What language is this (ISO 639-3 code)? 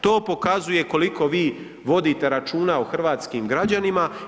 hrv